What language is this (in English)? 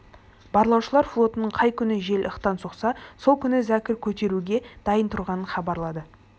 Kazakh